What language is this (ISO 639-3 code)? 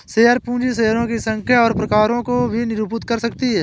hin